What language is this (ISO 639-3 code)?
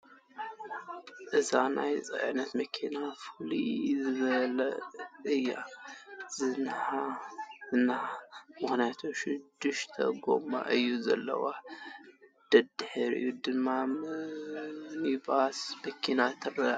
tir